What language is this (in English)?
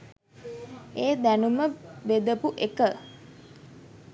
Sinhala